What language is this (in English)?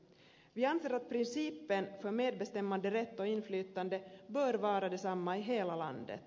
Finnish